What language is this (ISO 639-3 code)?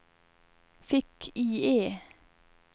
swe